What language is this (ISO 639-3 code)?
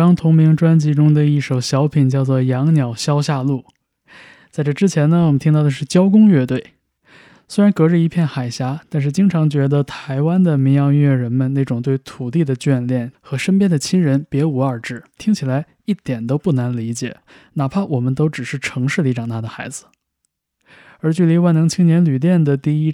zho